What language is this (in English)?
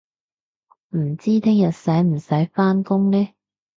Cantonese